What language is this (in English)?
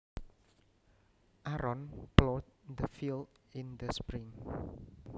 Javanese